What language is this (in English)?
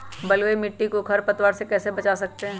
Magahi